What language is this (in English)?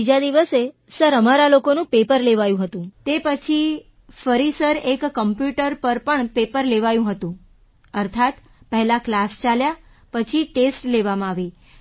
Gujarati